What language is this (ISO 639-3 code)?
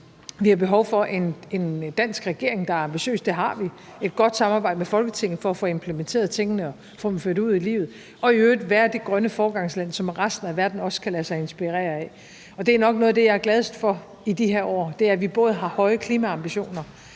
dan